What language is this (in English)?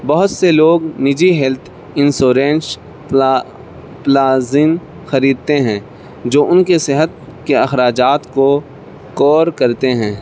Urdu